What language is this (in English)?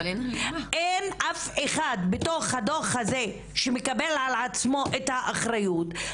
Hebrew